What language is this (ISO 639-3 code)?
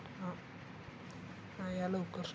mar